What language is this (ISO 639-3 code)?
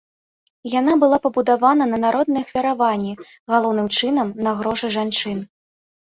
bel